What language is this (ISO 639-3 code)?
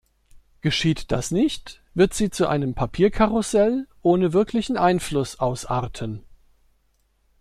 deu